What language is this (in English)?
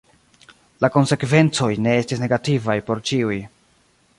Esperanto